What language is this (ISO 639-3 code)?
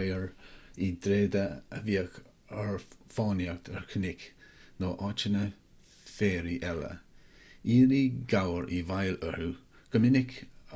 gle